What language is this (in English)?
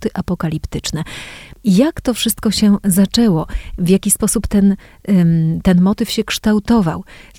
Polish